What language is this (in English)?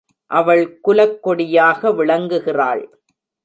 Tamil